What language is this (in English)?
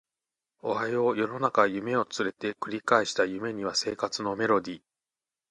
Japanese